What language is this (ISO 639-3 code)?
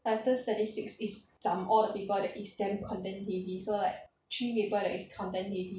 eng